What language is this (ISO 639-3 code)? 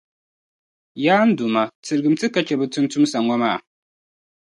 dag